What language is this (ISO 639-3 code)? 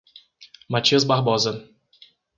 por